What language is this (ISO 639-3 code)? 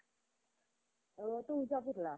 mar